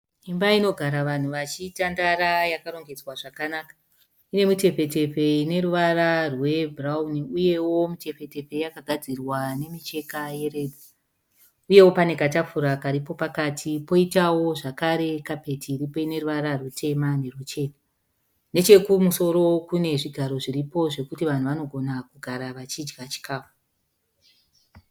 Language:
Shona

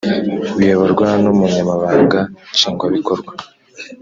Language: Kinyarwanda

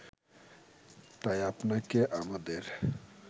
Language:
Bangla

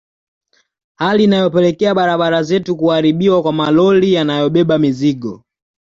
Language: Swahili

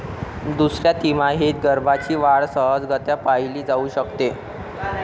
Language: Marathi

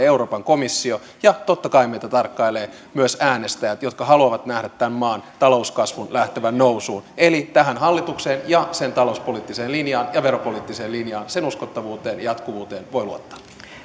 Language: Finnish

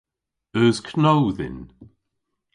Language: Cornish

